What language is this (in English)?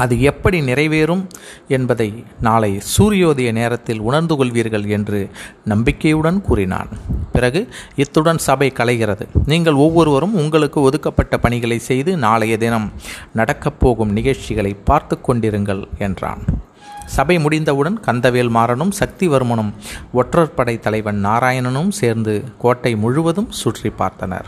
Tamil